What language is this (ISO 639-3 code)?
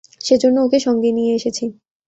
ben